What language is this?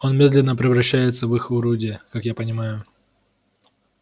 Russian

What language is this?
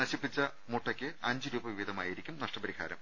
Malayalam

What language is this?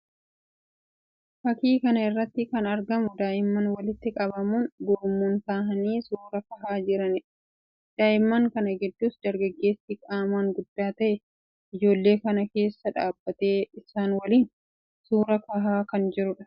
Oromo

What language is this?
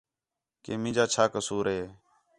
Khetrani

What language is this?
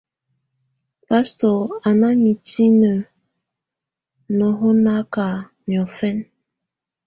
Tunen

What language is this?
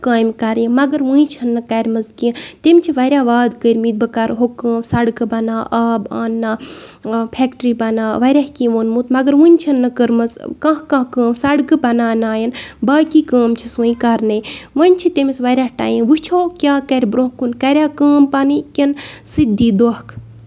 Kashmiri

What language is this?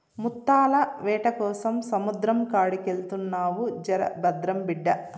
Telugu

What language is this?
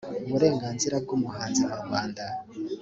Kinyarwanda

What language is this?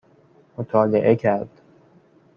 Persian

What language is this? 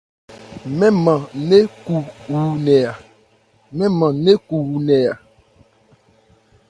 Ebrié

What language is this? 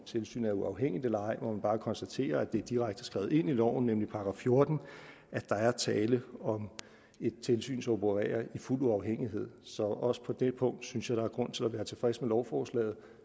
Danish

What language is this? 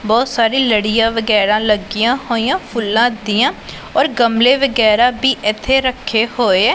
Punjabi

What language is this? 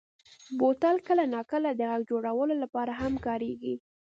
Pashto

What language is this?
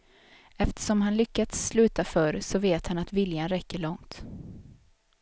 Swedish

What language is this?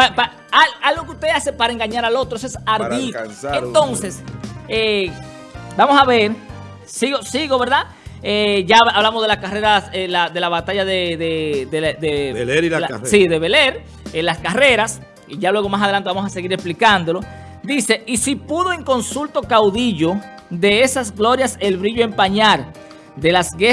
Spanish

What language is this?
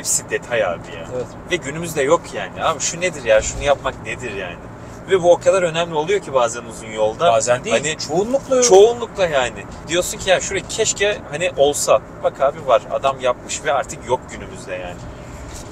Turkish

